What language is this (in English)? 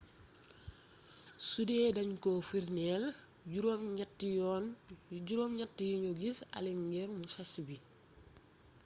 Wolof